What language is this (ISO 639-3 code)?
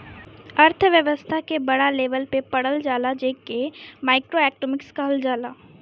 bho